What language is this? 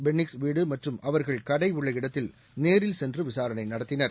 Tamil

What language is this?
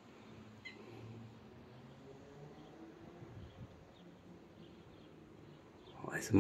Romanian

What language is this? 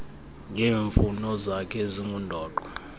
Xhosa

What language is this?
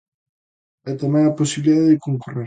Galician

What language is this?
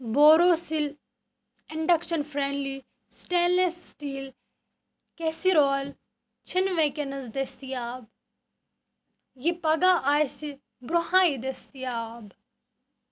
Kashmiri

